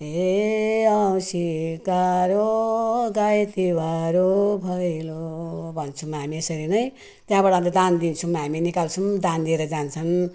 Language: Nepali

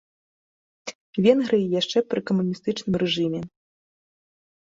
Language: Belarusian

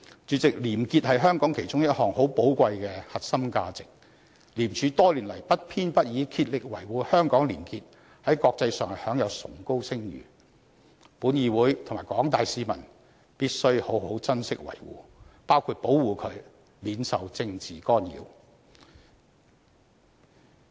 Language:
Cantonese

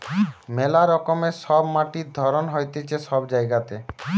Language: Bangla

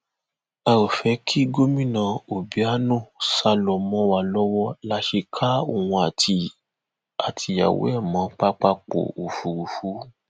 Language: Yoruba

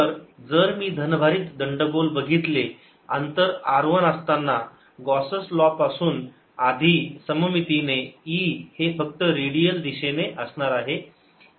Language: Marathi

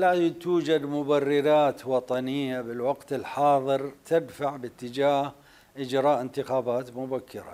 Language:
Arabic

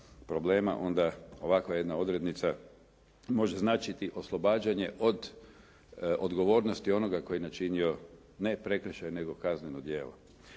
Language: Croatian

